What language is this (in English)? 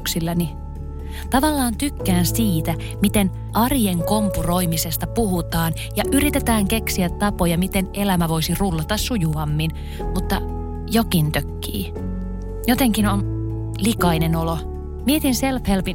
Finnish